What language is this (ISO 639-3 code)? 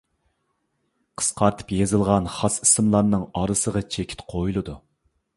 uig